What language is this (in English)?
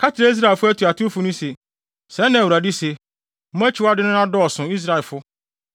Akan